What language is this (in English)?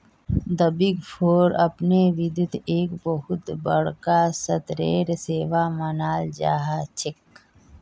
Magahi